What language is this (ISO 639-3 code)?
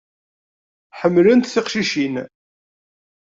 kab